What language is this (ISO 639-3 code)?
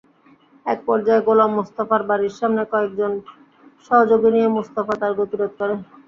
ben